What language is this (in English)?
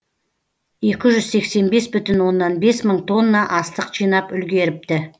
Kazakh